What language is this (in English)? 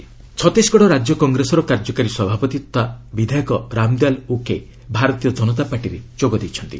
Odia